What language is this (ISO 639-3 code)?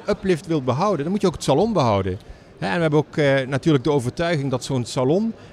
nld